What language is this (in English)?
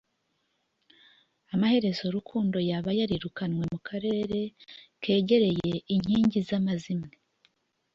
Kinyarwanda